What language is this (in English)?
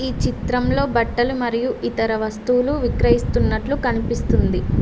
Telugu